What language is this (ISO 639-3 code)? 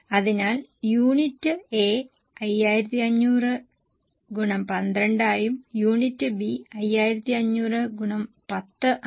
mal